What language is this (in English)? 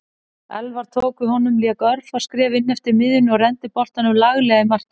Icelandic